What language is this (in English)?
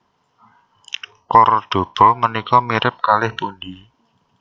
Javanese